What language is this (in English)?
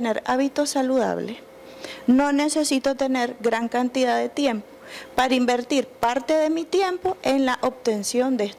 Spanish